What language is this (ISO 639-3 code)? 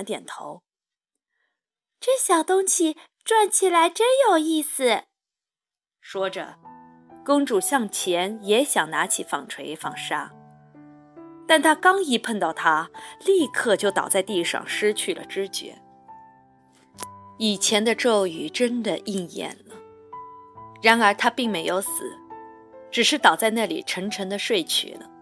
zho